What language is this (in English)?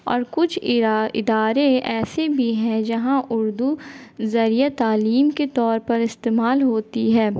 Urdu